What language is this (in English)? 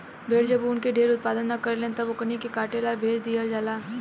Bhojpuri